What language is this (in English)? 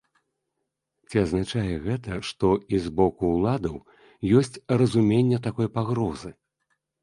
Belarusian